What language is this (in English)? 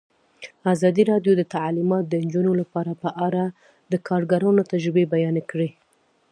Pashto